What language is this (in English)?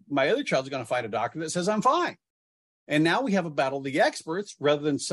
English